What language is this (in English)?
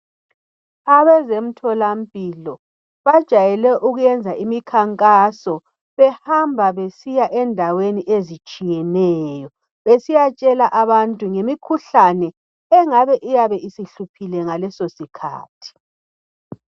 North Ndebele